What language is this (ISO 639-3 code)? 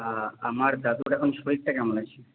ben